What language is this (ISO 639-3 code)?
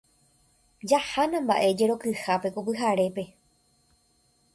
grn